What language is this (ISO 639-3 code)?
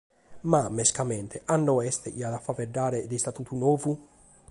srd